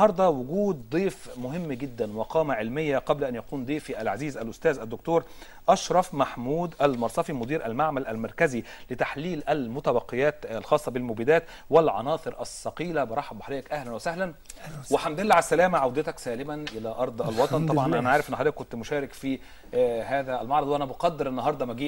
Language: Arabic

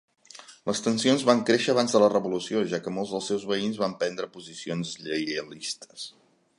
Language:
Catalan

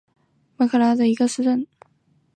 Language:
Chinese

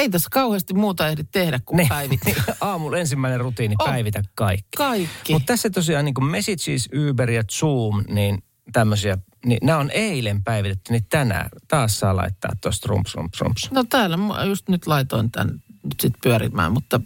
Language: Finnish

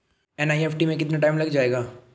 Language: Hindi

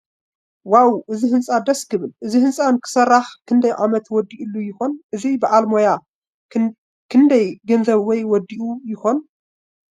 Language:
Tigrinya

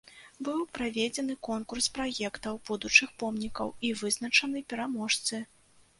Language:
Belarusian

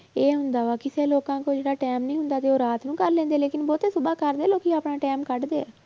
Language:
Punjabi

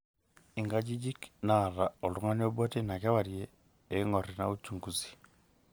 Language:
Masai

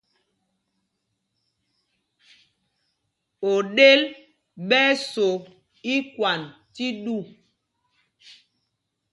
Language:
Mpumpong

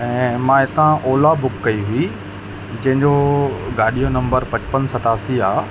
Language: Sindhi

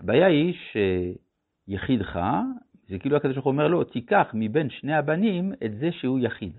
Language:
Hebrew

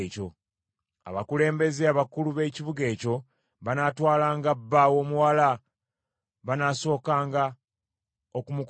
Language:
Ganda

